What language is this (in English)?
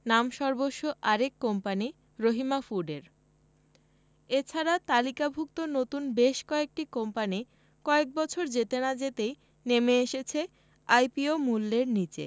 Bangla